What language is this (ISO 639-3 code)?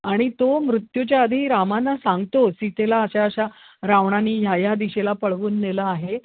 mar